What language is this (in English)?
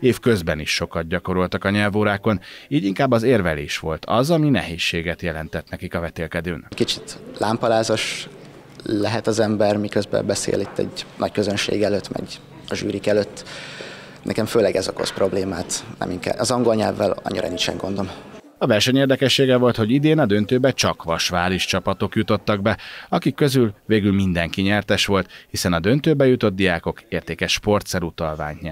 Hungarian